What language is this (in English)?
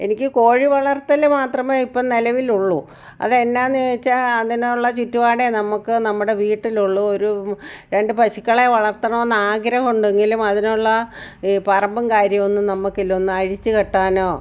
Malayalam